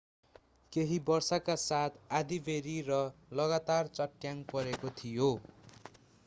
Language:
Nepali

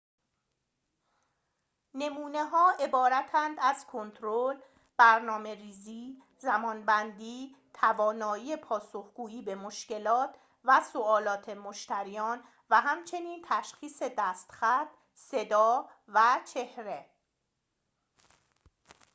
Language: Persian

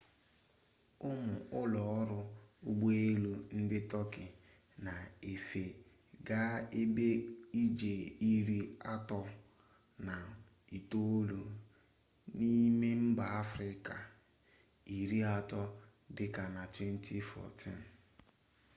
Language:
Igbo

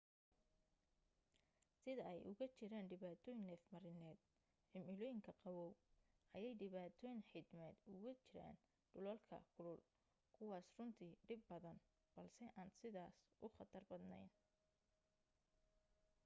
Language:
Somali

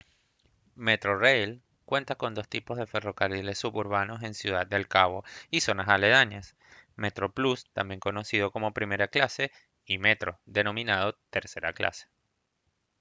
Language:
Spanish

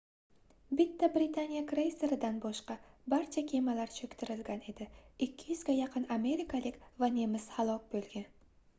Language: Uzbek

